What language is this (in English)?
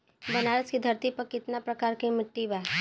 Bhojpuri